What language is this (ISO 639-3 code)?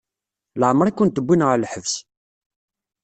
kab